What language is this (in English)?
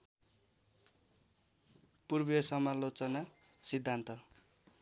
Nepali